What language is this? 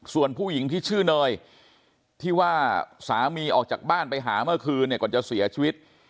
Thai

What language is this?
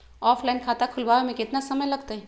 Magahi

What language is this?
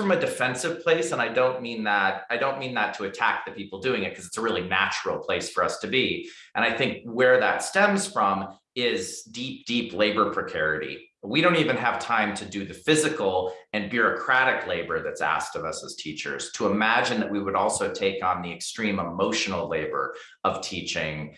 English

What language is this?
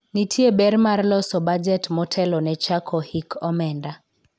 Luo (Kenya and Tanzania)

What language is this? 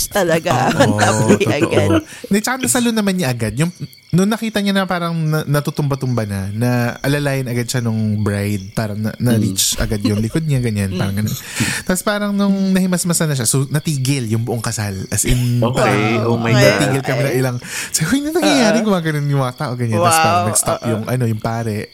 Filipino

